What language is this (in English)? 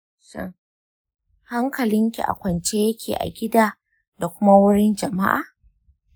Hausa